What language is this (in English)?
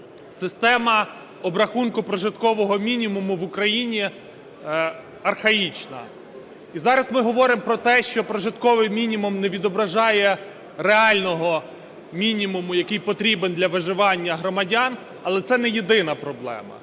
Ukrainian